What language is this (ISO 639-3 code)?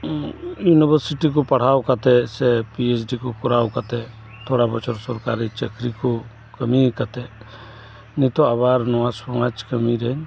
sat